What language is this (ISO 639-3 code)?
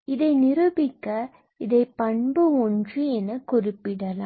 tam